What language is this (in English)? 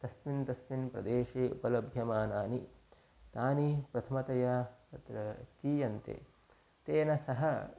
Sanskrit